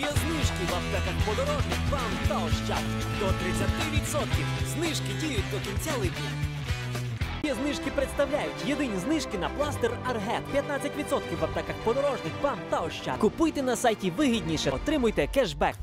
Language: Ukrainian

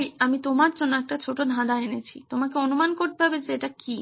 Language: Bangla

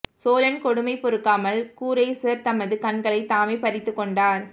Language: Tamil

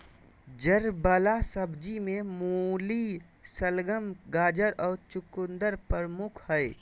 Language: Magahi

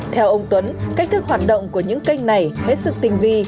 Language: Vietnamese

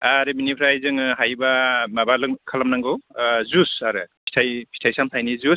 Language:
Bodo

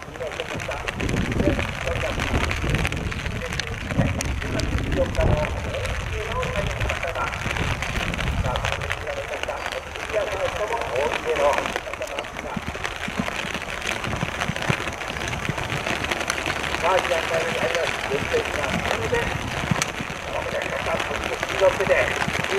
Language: Japanese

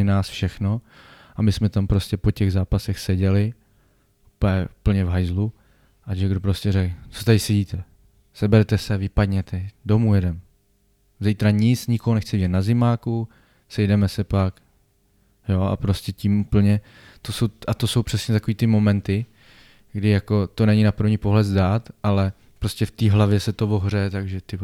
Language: Czech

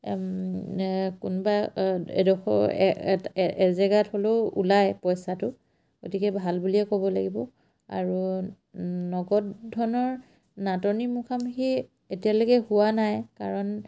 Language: Assamese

